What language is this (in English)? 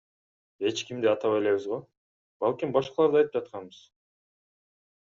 Kyrgyz